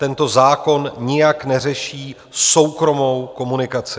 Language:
Czech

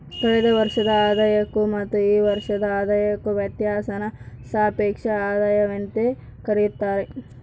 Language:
Kannada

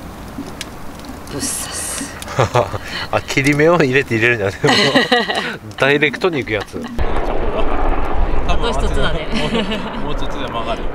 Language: Japanese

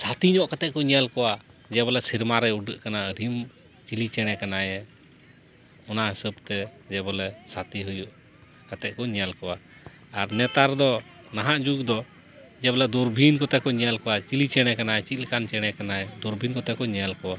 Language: Santali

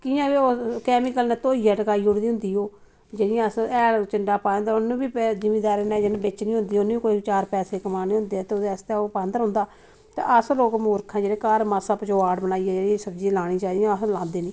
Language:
Dogri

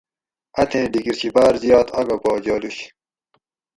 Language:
Gawri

